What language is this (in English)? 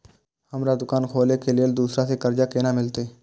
Maithili